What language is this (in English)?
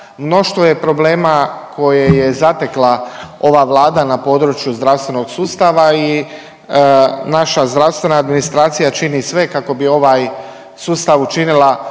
Croatian